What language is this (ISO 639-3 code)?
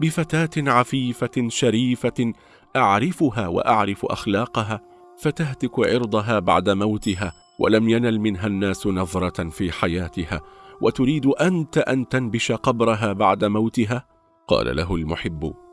ara